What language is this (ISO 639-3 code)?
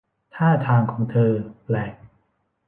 tha